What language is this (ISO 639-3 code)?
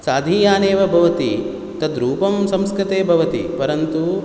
san